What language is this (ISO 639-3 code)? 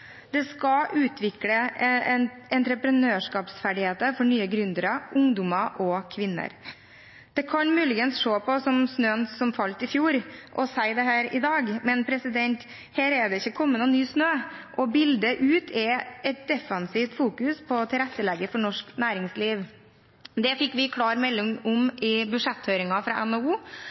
nob